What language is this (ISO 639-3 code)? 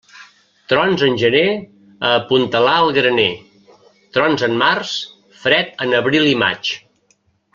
cat